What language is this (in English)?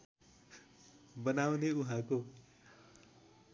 Nepali